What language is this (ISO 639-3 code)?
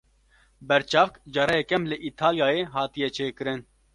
kur